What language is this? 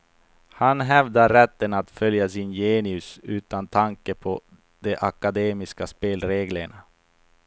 Swedish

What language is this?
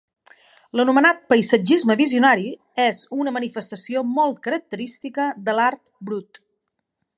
Catalan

